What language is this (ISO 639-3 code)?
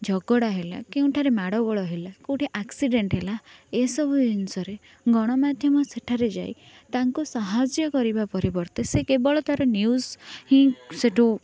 ori